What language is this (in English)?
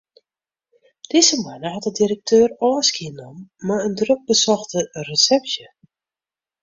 Western Frisian